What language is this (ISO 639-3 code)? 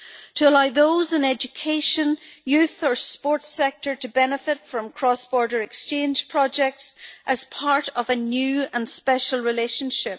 eng